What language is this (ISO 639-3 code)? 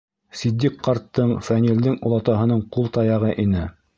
bak